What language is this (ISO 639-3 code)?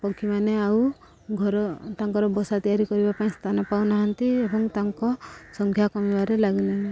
ori